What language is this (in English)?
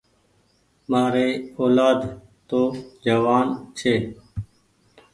Goaria